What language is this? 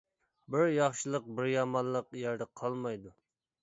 Uyghur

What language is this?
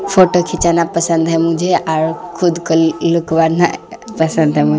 Urdu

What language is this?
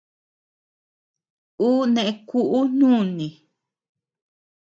Tepeuxila Cuicatec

